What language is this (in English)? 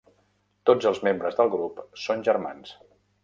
Catalan